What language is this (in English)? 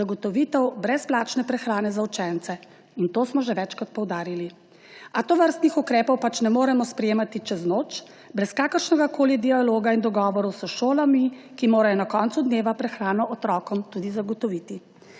Slovenian